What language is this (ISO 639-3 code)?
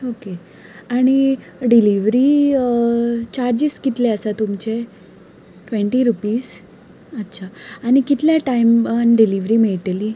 kok